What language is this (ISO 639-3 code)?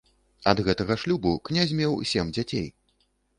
bel